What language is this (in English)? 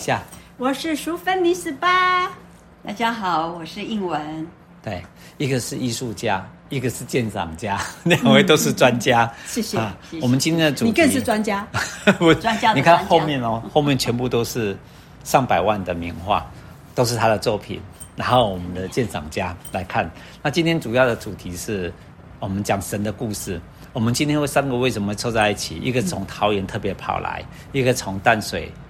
Chinese